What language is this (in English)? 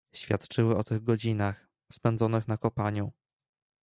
Polish